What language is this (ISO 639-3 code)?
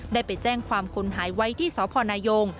tha